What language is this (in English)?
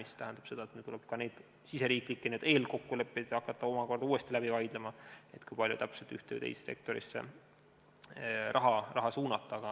Estonian